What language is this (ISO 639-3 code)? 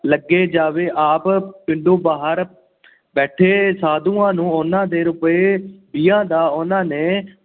pan